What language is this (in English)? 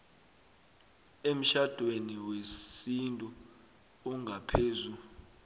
South Ndebele